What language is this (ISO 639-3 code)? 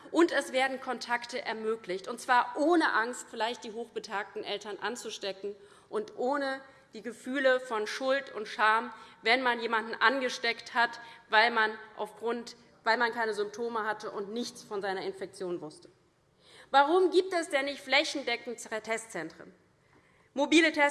deu